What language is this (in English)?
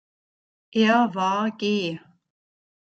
German